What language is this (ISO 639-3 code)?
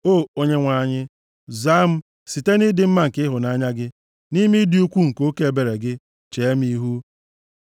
ibo